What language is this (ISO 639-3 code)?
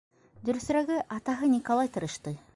bak